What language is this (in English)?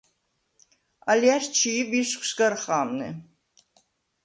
Svan